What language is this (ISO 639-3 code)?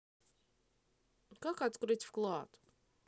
rus